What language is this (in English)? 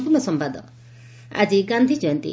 Odia